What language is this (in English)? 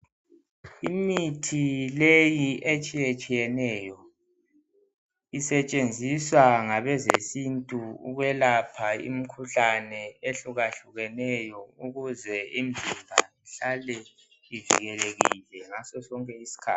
North Ndebele